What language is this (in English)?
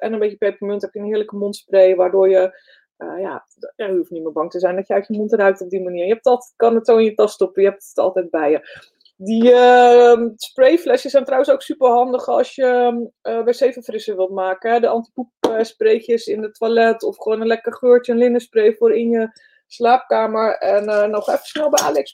Dutch